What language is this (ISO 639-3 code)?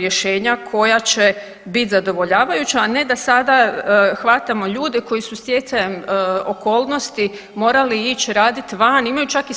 hrv